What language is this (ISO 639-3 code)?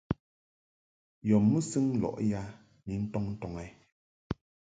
mhk